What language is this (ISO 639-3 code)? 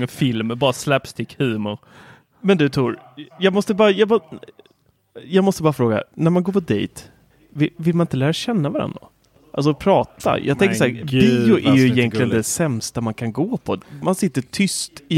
swe